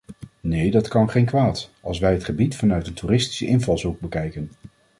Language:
Dutch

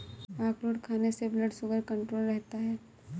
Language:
Hindi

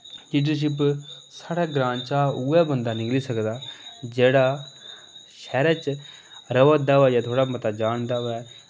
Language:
Dogri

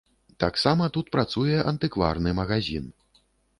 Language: Belarusian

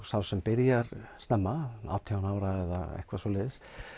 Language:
Icelandic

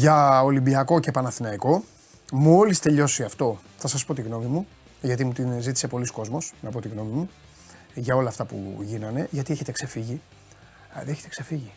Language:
Greek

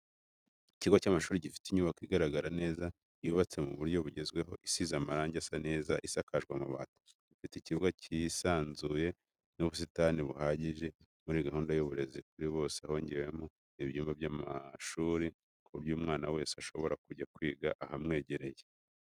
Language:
Kinyarwanda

